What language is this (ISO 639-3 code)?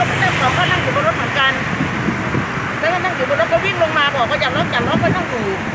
tha